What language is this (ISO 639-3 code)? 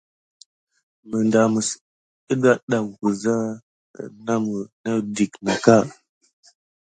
gid